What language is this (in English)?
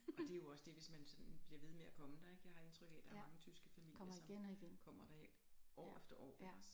Danish